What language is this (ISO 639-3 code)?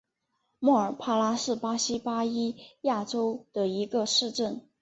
zho